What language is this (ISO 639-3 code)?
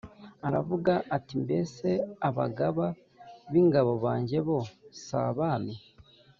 kin